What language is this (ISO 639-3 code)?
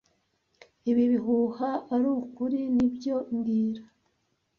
kin